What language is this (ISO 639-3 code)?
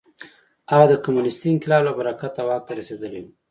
pus